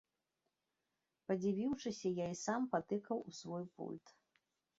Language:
Belarusian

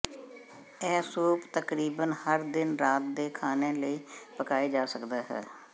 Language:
Punjabi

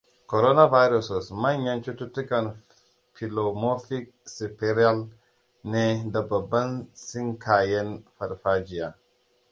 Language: Hausa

